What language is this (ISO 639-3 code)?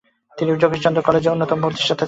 ben